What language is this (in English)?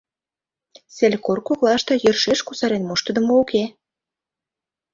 Mari